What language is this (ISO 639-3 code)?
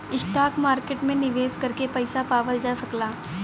bho